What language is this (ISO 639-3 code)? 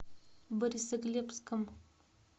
rus